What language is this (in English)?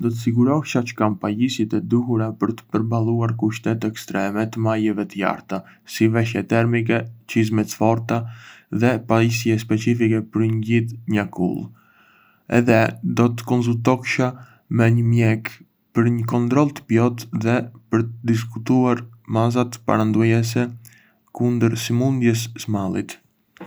Arbëreshë Albanian